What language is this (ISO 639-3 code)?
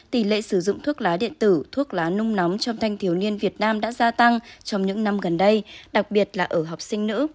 vie